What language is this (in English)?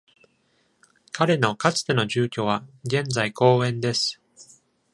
Japanese